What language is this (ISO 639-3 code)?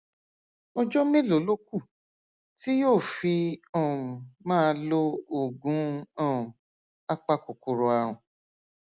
yor